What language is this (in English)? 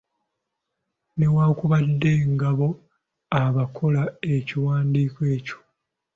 Ganda